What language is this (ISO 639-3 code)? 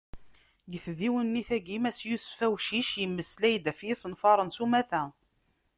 kab